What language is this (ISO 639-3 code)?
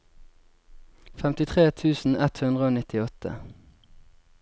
nor